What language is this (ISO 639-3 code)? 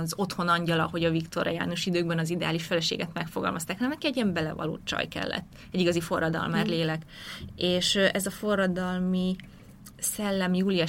hun